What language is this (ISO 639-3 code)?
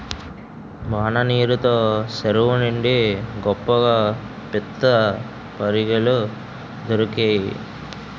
tel